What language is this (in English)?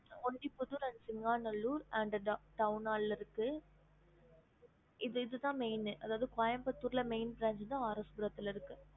Tamil